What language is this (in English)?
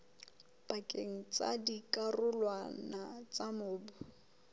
Southern Sotho